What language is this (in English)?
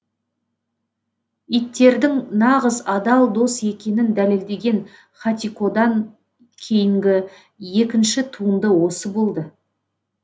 Kazakh